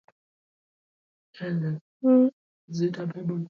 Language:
Swahili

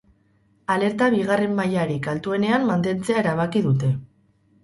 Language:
Basque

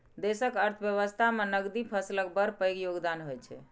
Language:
Maithili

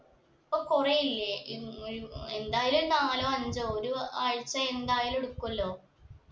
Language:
Malayalam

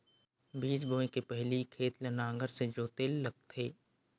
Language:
Chhattisgarhi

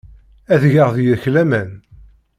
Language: Kabyle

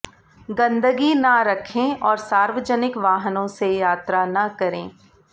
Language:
Hindi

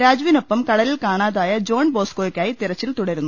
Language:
Malayalam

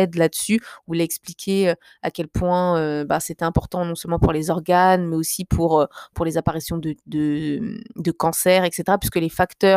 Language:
French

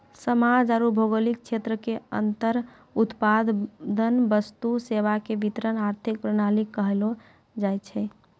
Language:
Maithili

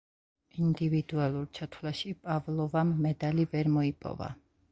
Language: Georgian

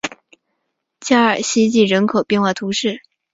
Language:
Chinese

